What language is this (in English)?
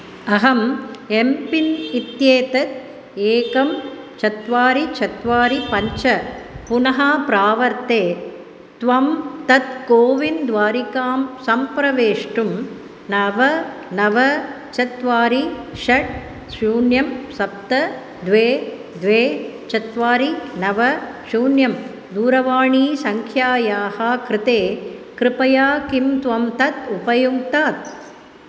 Sanskrit